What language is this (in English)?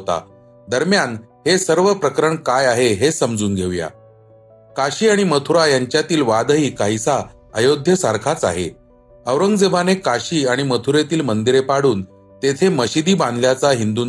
Marathi